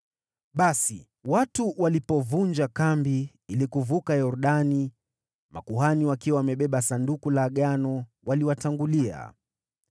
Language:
Swahili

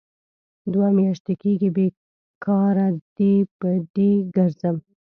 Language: Pashto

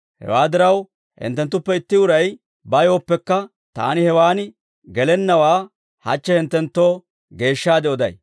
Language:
Dawro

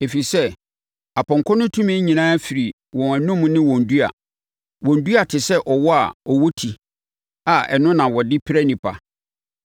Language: Akan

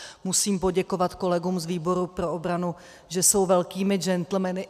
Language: Czech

